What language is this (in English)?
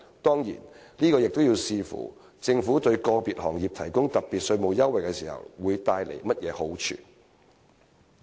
Cantonese